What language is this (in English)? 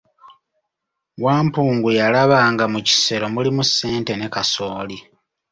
Ganda